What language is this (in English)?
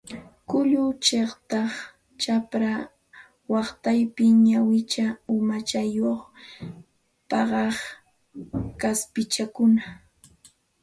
Santa Ana de Tusi Pasco Quechua